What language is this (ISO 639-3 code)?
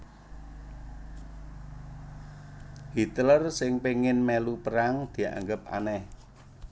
jav